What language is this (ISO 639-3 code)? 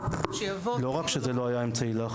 heb